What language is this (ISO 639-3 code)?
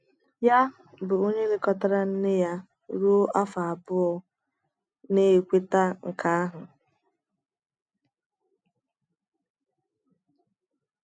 ibo